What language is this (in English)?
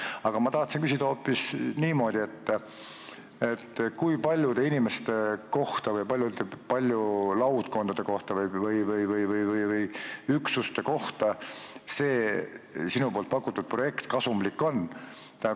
Estonian